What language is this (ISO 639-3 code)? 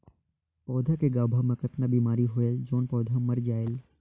hne